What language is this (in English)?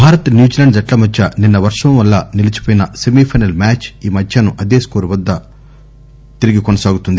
Telugu